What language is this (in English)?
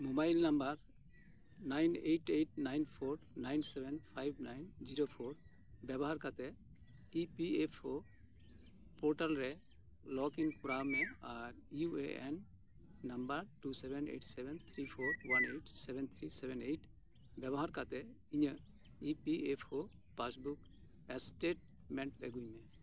Santali